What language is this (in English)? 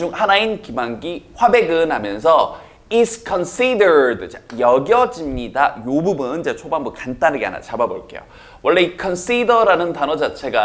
Korean